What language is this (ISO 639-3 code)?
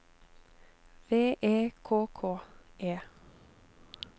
nor